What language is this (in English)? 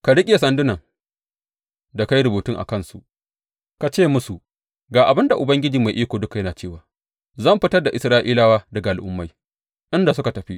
Hausa